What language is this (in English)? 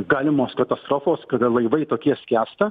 Lithuanian